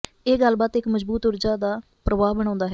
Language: Punjabi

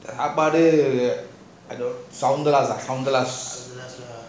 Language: English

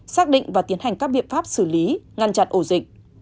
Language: Vietnamese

